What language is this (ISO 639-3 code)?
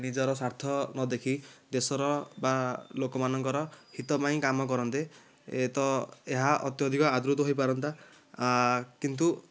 ori